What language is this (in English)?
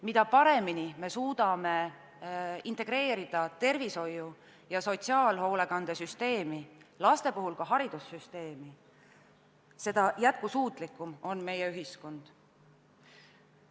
Estonian